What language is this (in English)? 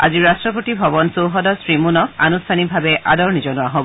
Assamese